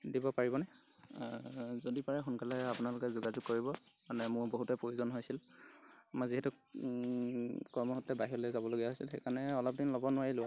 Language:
Assamese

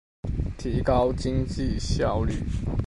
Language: Chinese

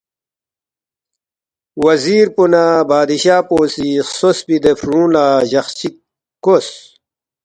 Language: Balti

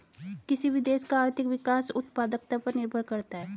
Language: Hindi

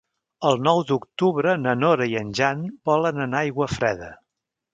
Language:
Catalan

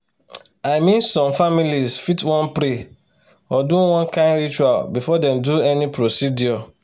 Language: Nigerian Pidgin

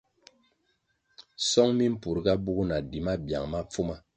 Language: Kwasio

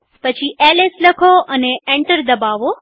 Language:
Gujarati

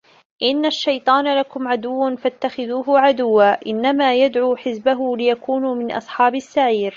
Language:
Arabic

